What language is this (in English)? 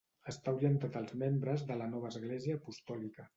Catalan